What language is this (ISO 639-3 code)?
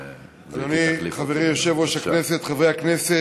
heb